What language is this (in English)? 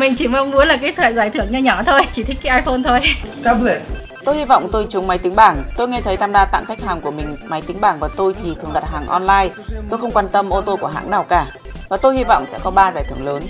Vietnamese